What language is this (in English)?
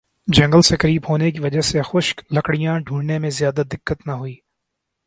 Urdu